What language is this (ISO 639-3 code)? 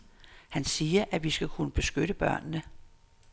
dan